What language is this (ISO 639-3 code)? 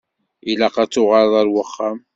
kab